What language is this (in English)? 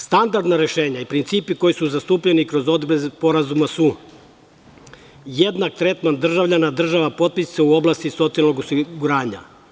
Serbian